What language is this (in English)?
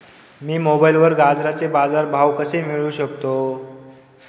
Marathi